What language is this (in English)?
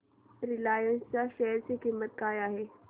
Marathi